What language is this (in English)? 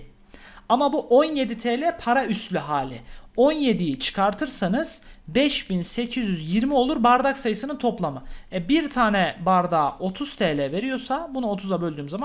Turkish